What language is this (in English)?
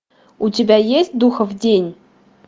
Russian